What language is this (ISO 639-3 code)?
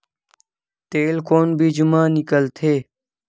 hne